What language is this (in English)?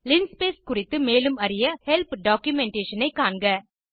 Tamil